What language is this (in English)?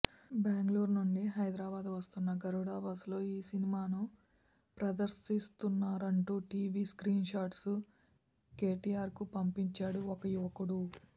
Telugu